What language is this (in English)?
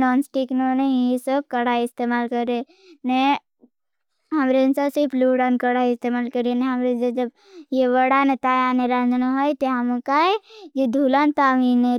Bhili